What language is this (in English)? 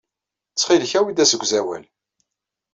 Kabyle